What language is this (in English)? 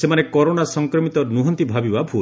Odia